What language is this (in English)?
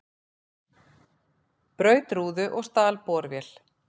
Icelandic